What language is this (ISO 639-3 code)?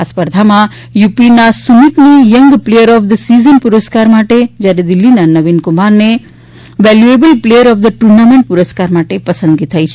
guj